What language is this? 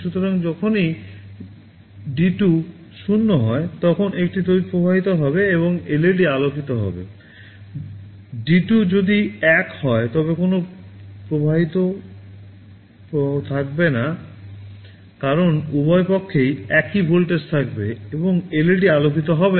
Bangla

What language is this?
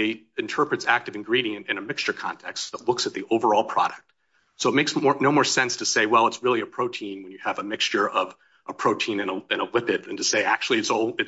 English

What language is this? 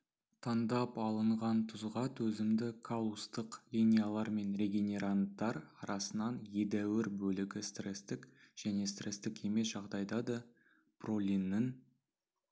Kazakh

